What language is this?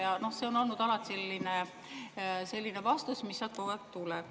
Estonian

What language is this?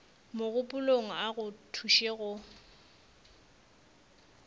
Northern Sotho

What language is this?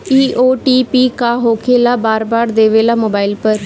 Bhojpuri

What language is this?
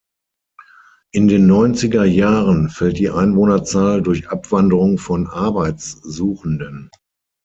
German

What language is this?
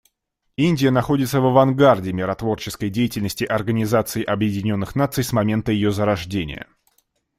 Russian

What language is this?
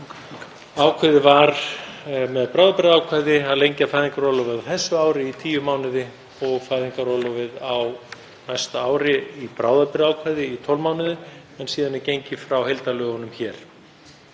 Icelandic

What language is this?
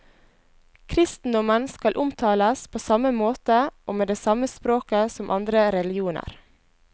Norwegian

